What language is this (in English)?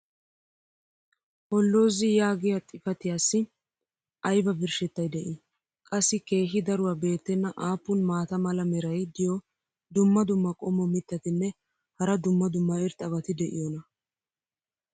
Wolaytta